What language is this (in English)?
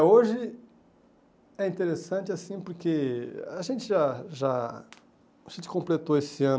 Portuguese